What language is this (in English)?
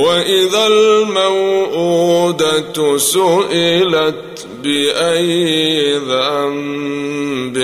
Arabic